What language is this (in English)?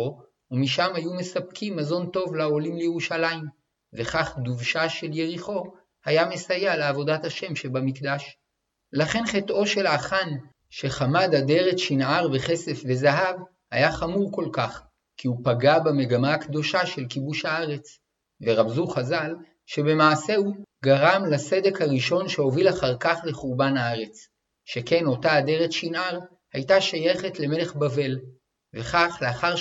Hebrew